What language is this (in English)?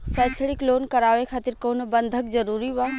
Bhojpuri